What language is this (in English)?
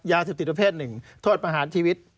Thai